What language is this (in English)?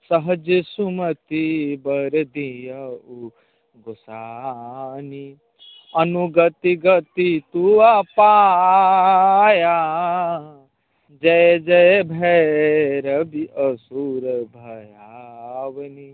Maithili